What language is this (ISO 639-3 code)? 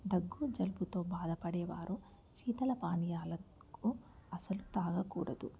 tel